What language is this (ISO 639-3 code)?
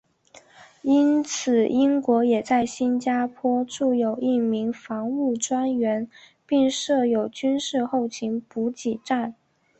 zho